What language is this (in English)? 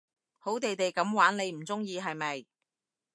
Cantonese